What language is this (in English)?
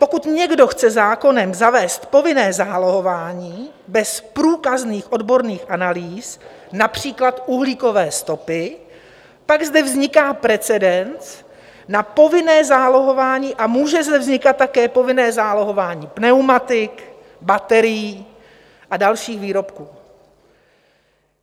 Czech